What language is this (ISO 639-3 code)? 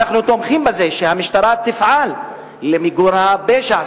heb